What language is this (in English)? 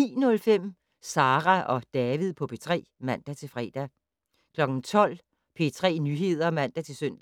Danish